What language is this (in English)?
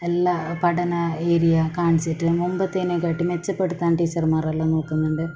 Malayalam